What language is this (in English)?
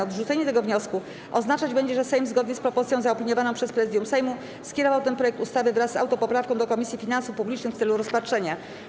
Polish